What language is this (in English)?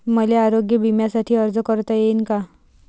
Marathi